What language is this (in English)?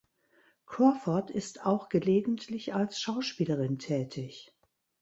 German